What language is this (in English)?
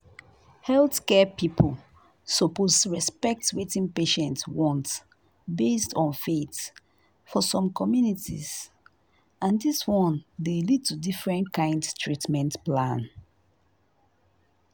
Nigerian Pidgin